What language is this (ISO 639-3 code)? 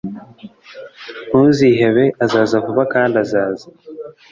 kin